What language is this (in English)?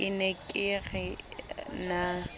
Southern Sotho